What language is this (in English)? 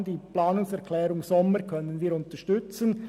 Swiss German